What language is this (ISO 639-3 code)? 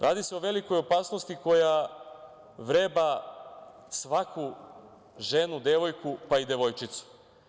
srp